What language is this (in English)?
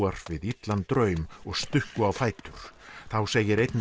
Icelandic